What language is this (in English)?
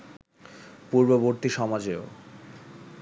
Bangla